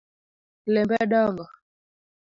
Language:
Luo (Kenya and Tanzania)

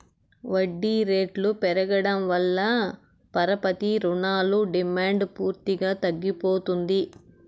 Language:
Telugu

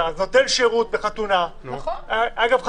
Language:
Hebrew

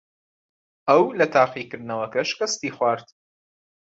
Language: Central Kurdish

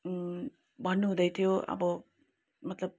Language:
Nepali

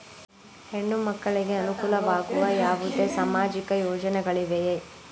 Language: Kannada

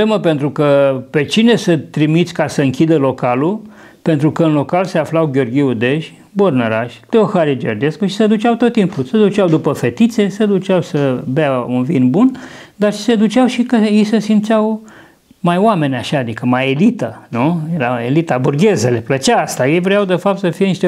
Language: Romanian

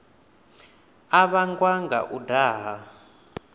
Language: Venda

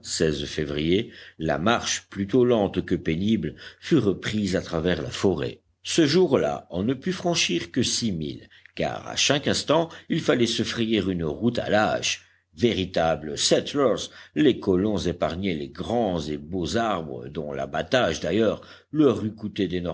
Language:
French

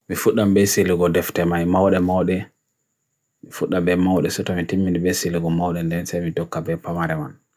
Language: Bagirmi Fulfulde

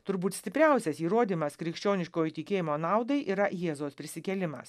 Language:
Lithuanian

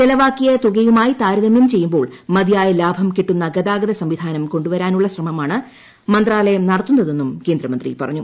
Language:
Malayalam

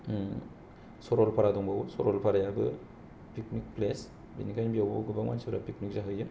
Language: Bodo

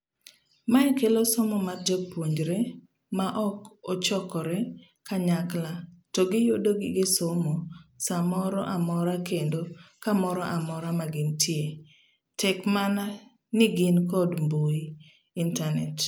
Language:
Luo (Kenya and Tanzania)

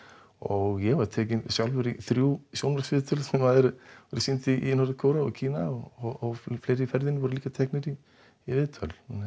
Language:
Icelandic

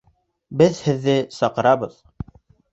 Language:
Bashkir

